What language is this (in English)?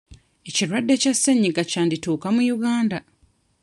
Ganda